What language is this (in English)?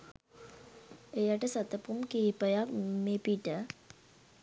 Sinhala